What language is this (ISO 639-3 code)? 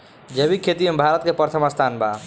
bho